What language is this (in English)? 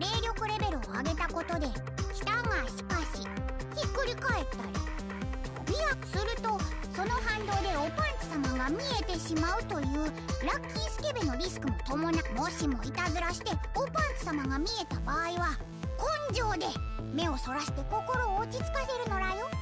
Japanese